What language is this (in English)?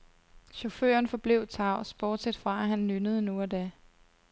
Danish